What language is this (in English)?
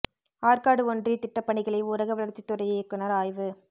Tamil